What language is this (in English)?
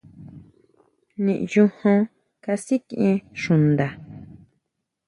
Huautla Mazatec